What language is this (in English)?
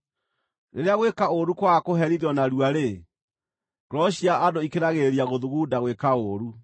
Kikuyu